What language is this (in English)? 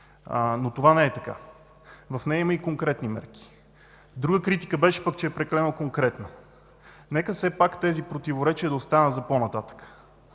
Bulgarian